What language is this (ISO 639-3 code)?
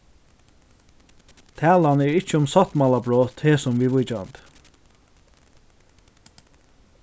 fao